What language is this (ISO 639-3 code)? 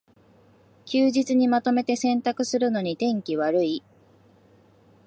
jpn